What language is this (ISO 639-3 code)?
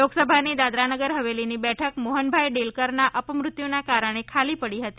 guj